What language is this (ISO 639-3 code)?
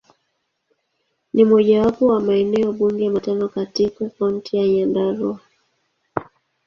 swa